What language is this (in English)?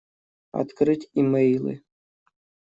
Russian